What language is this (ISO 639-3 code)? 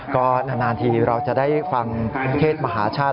tha